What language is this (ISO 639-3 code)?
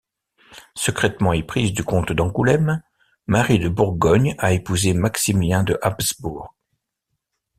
fra